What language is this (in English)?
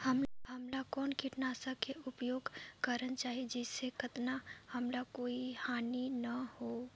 Chhattisgarhi